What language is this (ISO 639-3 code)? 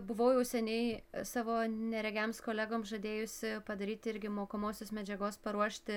lit